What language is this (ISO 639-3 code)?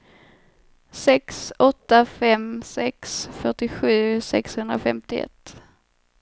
swe